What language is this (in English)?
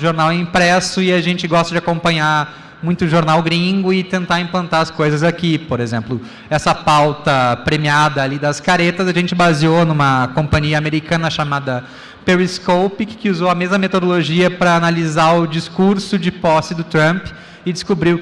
Portuguese